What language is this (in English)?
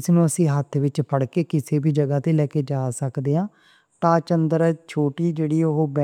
Western Panjabi